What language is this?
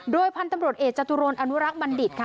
Thai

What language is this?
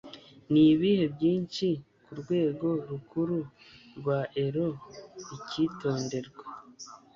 Kinyarwanda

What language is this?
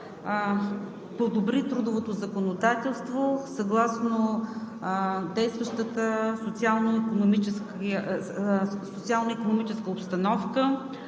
Bulgarian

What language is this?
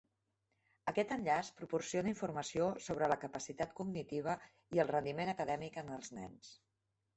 Catalan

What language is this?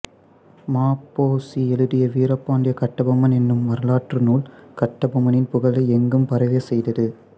Tamil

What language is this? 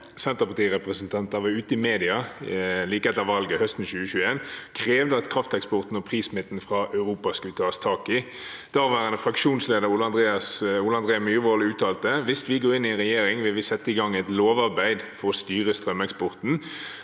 Norwegian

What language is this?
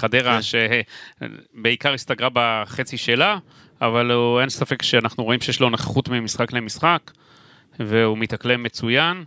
Hebrew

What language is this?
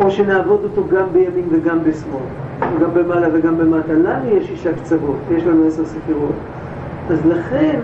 Hebrew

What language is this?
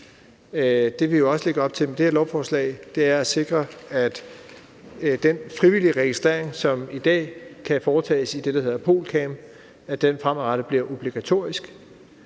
Danish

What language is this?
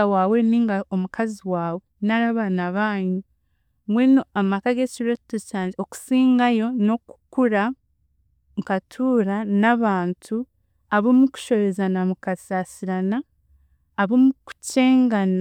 Chiga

